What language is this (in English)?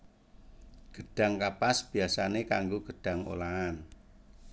Javanese